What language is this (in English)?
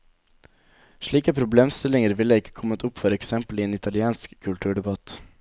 Norwegian